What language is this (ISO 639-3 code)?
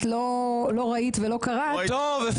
heb